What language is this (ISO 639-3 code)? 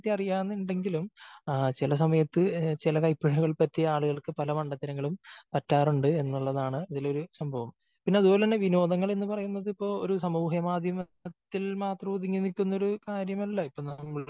mal